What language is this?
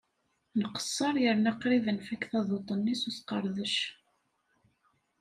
Kabyle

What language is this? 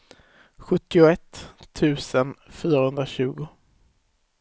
Swedish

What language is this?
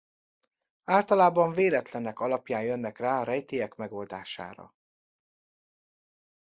Hungarian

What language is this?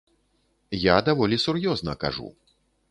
Belarusian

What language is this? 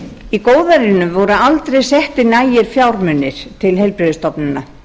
Icelandic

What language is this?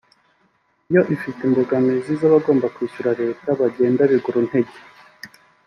Kinyarwanda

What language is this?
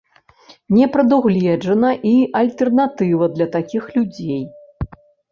Belarusian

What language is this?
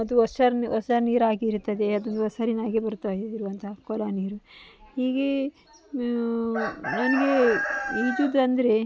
Kannada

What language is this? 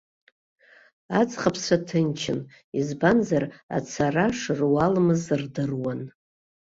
Abkhazian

